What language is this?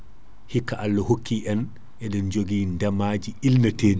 Fula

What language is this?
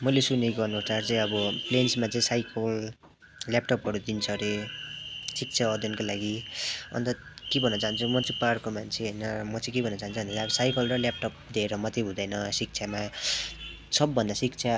Nepali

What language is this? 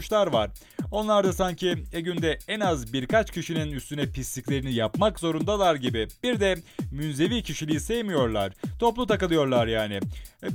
Turkish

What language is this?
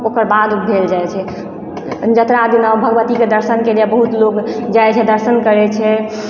Maithili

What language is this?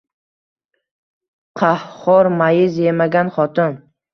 Uzbek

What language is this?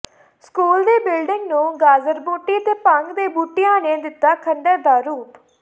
Punjabi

